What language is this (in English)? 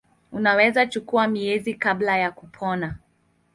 Swahili